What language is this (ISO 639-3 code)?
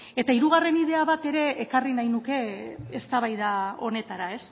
eus